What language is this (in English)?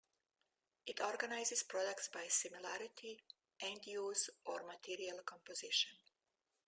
English